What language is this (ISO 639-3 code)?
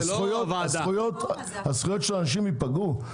heb